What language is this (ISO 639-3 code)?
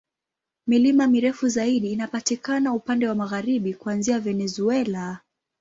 swa